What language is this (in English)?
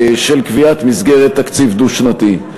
Hebrew